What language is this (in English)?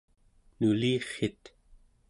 Central Yupik